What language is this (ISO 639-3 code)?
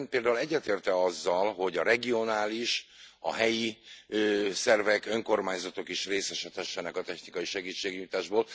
hun